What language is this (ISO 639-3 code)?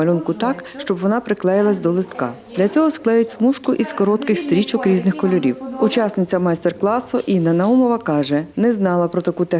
ukr